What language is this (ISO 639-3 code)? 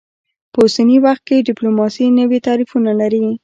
pus